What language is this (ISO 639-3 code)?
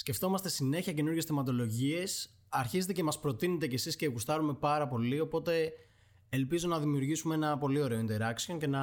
ell